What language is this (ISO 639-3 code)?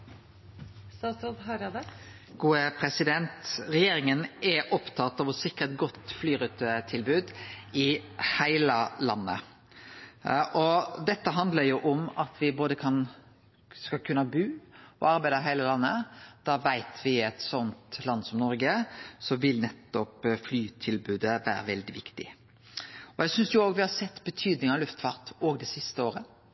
nor